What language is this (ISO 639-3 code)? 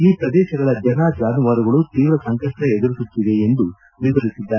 kan